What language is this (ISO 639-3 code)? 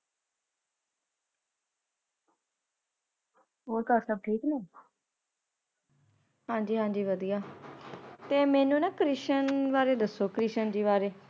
pan